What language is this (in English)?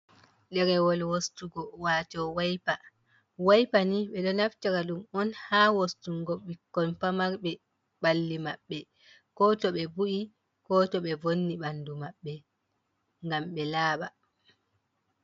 Fula